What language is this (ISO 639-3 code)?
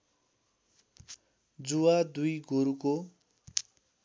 nep